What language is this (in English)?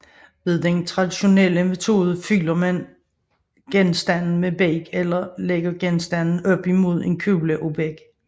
Danish